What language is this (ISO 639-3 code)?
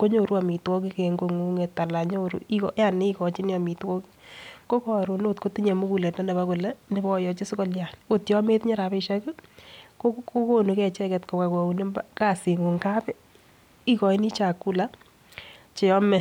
kln